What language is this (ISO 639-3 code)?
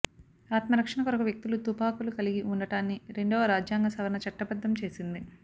tel